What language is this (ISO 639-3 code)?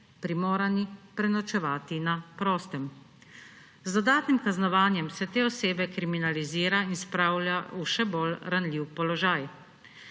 slv